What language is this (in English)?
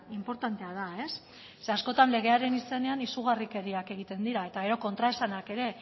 Basque